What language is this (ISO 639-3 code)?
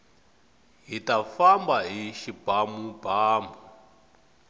tso